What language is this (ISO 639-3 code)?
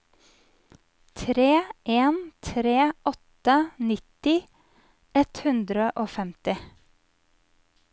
nor